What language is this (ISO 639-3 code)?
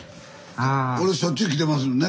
jpn